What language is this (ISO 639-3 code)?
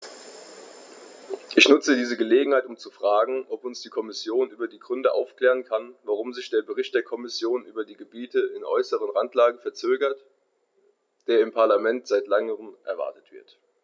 deu